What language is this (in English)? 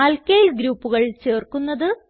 Malayalam